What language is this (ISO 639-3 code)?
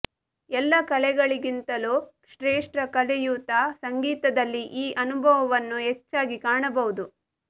kan